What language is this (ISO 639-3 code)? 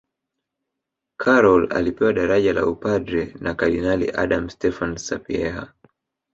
swa